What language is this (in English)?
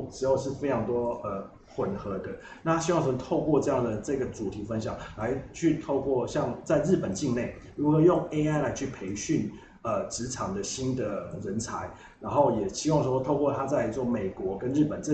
Chinese